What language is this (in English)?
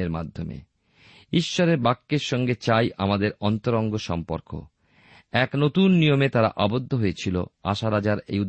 Bangla